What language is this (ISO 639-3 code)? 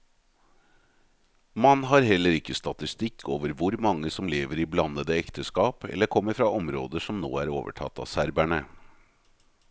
nor